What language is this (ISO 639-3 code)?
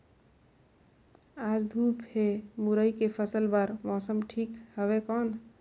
hne